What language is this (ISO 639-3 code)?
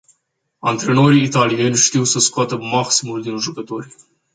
ron